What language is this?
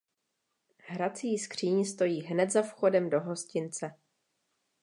Czech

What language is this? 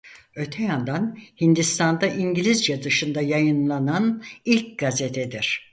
Turkish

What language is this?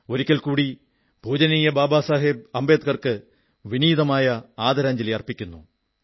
Malayalam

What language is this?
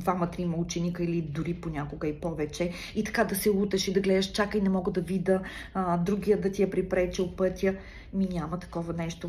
Bulgarian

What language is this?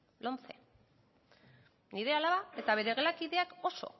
Basque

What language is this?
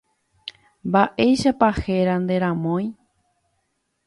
Guarani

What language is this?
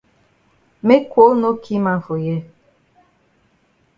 Cameroon Pidgin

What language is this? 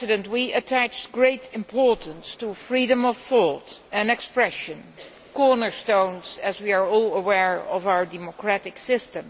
English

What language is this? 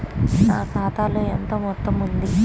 Telugu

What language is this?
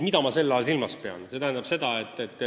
Estonian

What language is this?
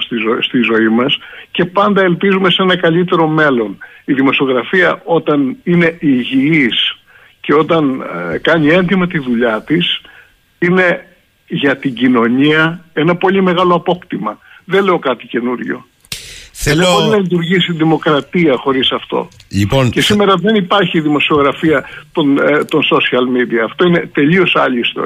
Greek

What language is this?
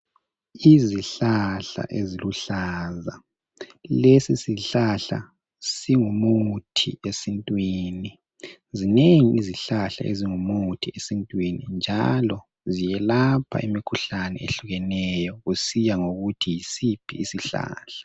North Ndebele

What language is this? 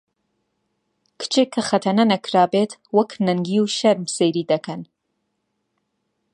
Central Kurdish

